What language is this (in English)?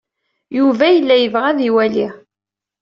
Kabyle